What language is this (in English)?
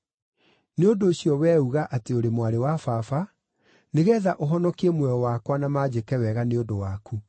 Kikuyu